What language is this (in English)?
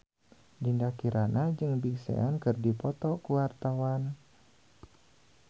Sundanese